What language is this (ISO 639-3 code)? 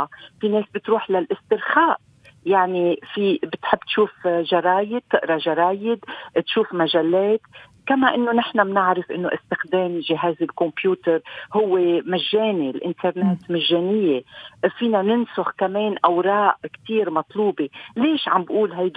ara